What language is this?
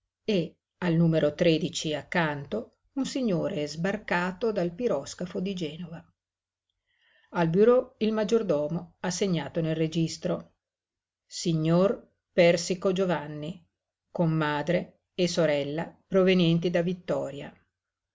Italian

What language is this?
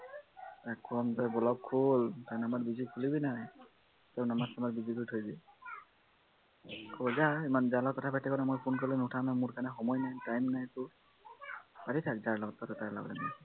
Assamese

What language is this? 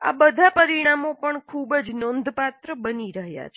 Gujarati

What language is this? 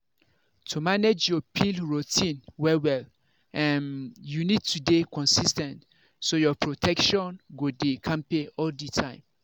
Nigerian Pidgin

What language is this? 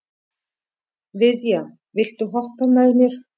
Icelandic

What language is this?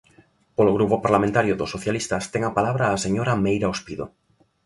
Galician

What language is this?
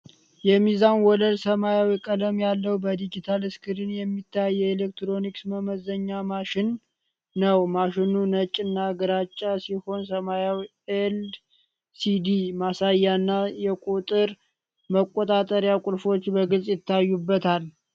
Amharic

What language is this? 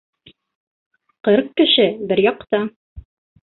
Bashkir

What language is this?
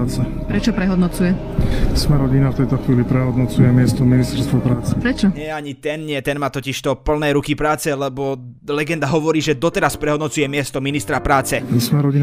Slovak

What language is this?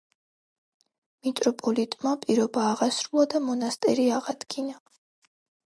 Georgian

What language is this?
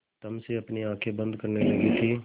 Hindi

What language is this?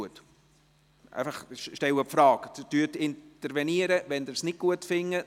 Swiss German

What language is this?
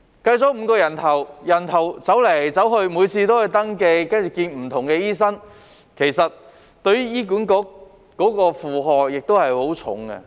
Cantonese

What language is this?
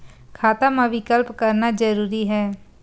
Chhattisgarhi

